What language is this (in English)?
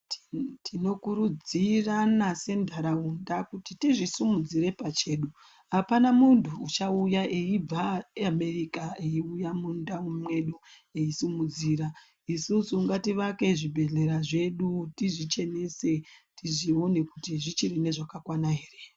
Ndau